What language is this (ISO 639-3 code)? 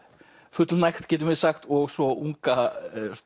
isl